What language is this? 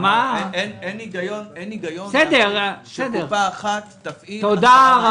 Hebrew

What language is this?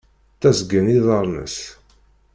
Kabyle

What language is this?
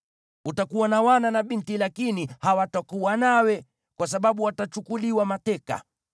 Swahili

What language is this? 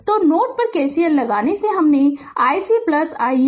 Hindi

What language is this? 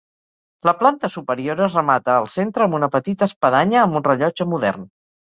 Catalan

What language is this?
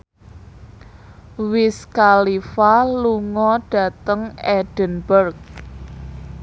Javanese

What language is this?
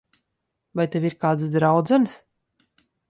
Latvian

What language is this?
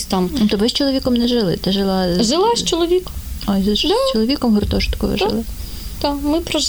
Ukrainian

